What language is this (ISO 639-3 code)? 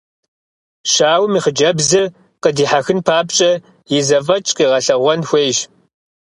kbd